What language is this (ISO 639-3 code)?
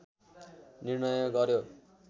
nep